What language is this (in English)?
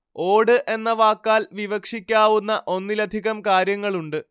Malayalam